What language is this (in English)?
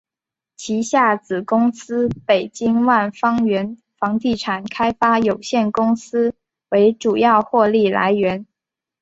Chinese